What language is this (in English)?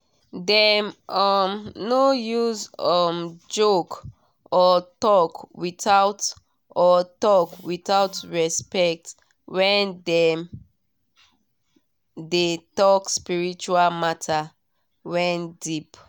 Nigerian Pidgin